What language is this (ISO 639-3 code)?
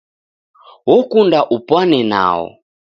dav